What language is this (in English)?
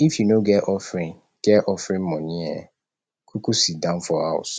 Nigerian Pidgin